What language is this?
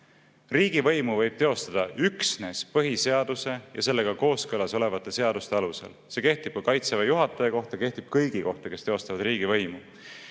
Estonian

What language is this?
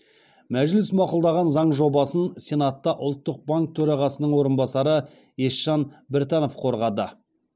Kazakh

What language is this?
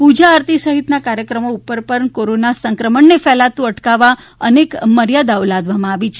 Gujarati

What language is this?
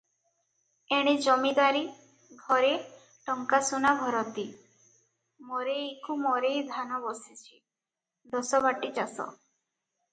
Odia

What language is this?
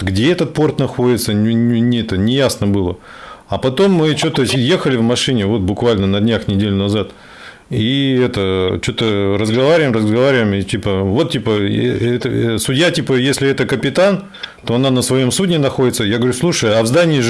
Russian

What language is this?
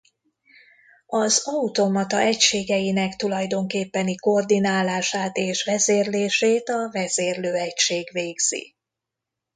Hungarian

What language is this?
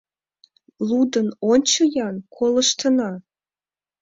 Mari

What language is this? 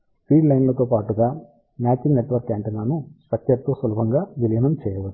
Telugu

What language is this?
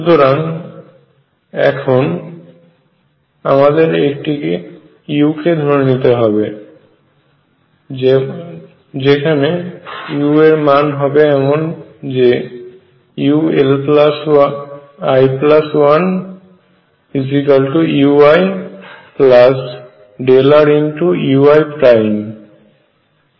Bangla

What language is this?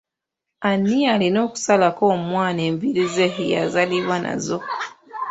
Ganda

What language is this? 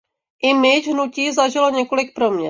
Czech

